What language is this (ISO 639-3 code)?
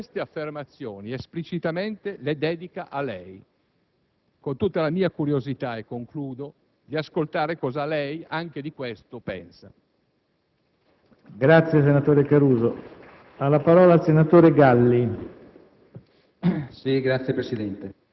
ita